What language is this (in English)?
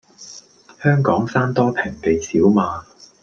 Cantonese